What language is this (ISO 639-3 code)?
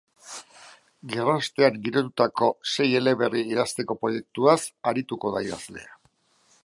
eus